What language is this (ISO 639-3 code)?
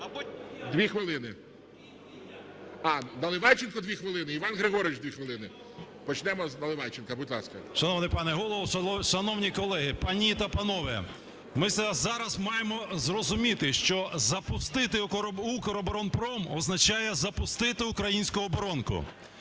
ukr